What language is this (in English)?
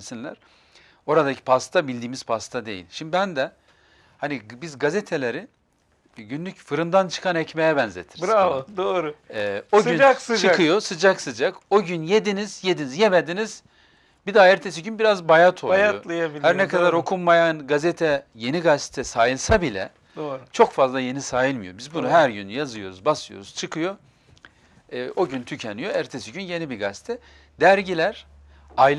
Turkish